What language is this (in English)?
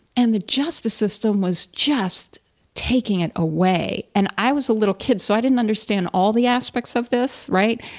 English